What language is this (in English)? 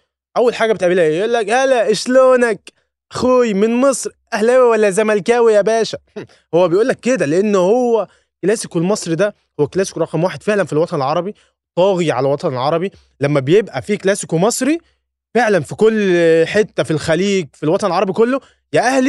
Arabic